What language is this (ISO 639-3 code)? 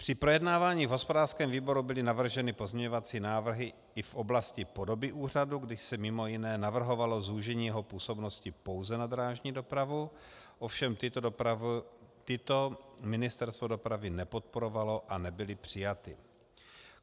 ces